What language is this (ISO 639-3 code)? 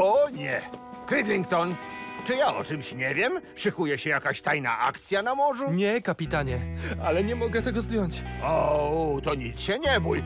pol